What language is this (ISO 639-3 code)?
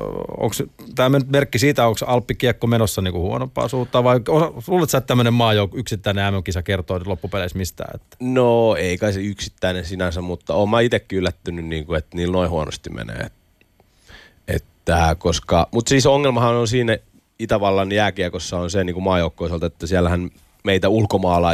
fin